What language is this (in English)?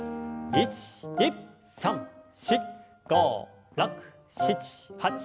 Japanese